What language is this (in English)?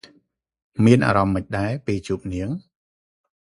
Khmer